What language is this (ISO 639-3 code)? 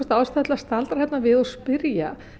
isl